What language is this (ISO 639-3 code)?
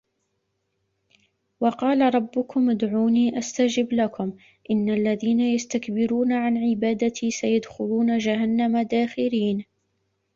ara